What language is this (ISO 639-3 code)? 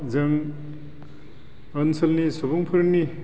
brx